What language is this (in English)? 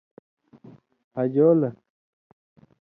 Indus Kohistani